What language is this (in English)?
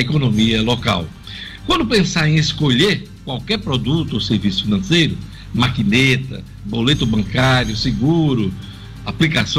Portuguese